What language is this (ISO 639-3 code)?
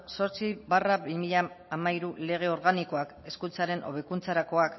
eus